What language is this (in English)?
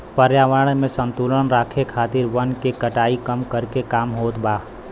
Bhojpuri